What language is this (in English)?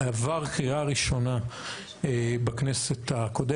Hebrew